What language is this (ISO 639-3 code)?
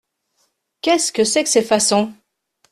fra